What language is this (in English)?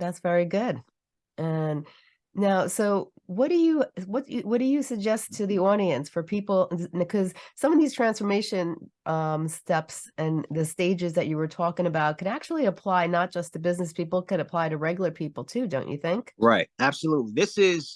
English